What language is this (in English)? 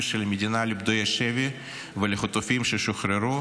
Hebrew